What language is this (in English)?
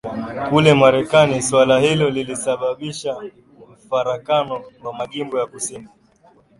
Swahili